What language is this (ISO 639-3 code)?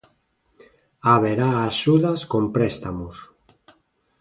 glg